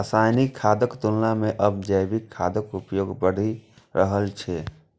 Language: Maithili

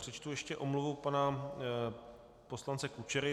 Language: Czech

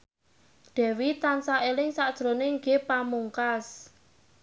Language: Javanese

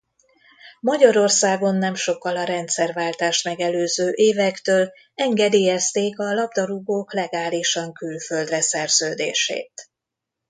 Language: Hungarian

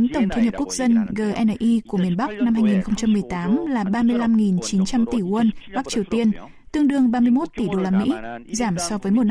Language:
Vietnamese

